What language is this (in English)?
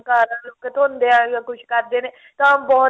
Punjabi